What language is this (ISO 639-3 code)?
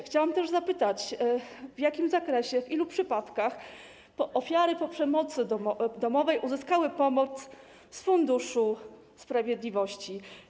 pol